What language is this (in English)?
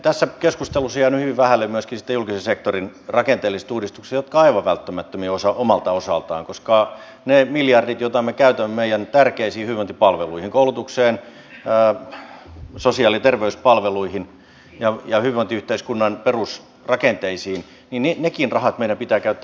Finnish